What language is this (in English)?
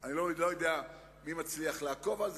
Hebrew